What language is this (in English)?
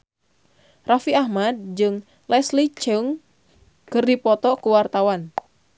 Sundanese